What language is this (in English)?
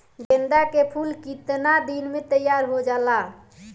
Bhojpuri